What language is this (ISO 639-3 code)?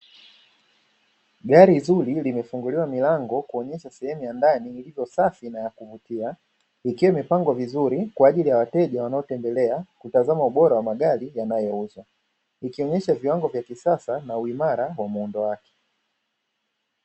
swa